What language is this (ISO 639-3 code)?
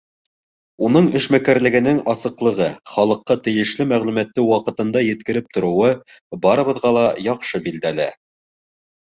bak